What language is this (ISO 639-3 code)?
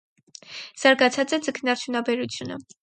hye